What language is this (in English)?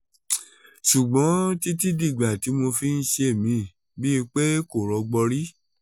Yoruba